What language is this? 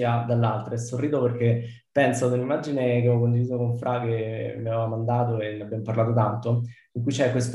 Italian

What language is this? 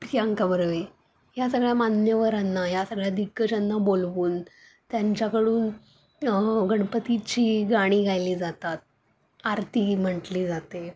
Marathi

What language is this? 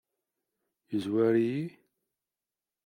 Kabyle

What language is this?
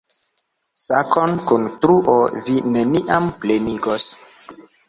Esperanto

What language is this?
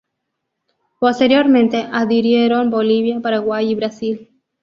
Spanish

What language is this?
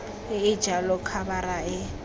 Tswana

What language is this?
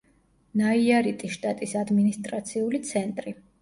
Georgian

